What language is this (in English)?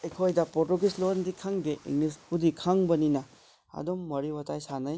Manipuri